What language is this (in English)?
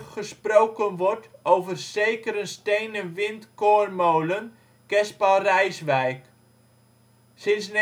Dutch